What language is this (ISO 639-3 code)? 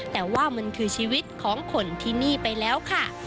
tha